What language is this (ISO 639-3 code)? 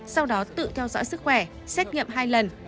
vie